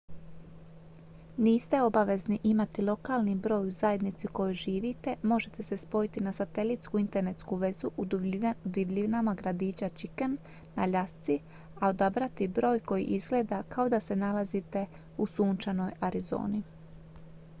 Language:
Croatian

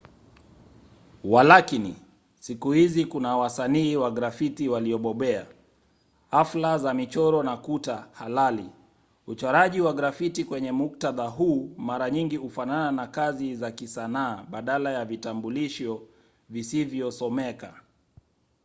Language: Swahili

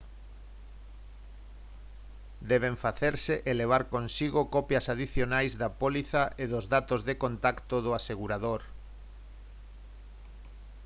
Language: Galician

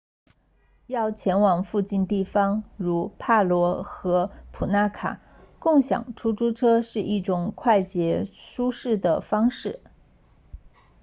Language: Chinese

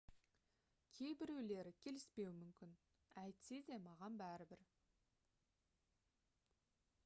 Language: Kazakh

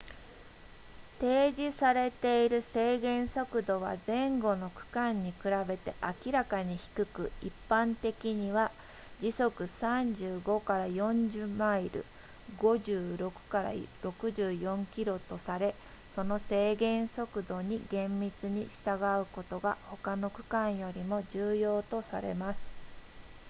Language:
Japanese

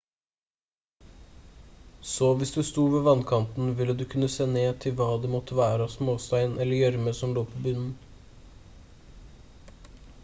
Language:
Norwegian Bokmål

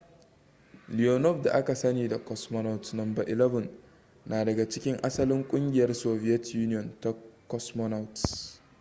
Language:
Hausa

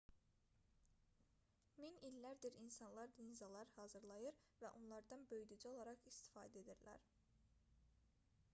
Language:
Azerbaijani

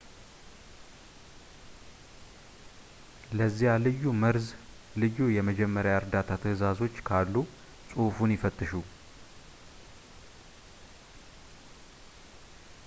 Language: Amharic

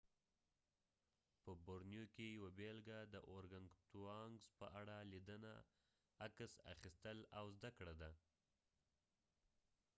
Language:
Pashto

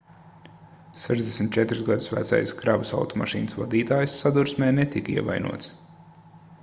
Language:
Latvian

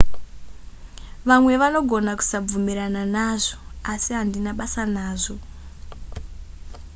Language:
Shona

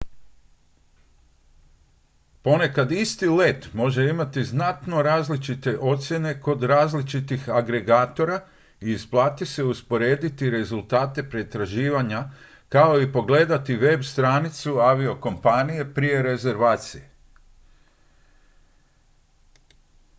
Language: Croatian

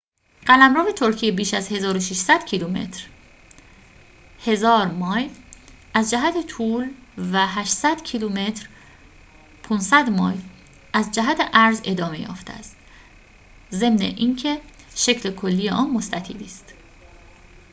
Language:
Persian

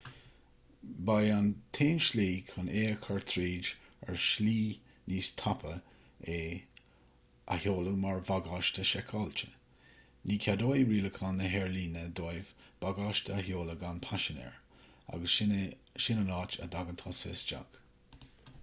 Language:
Irish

